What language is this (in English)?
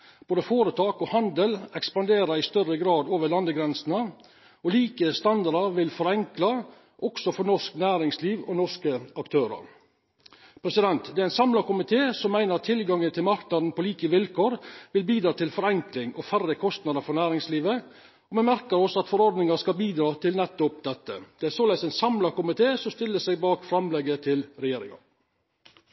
Norwegian Nynorsk